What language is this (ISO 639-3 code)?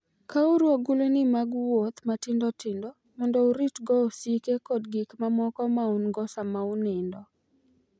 luo